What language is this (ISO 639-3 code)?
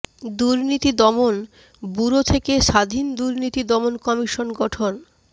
ben